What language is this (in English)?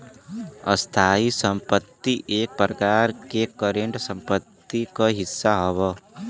Bhojpuri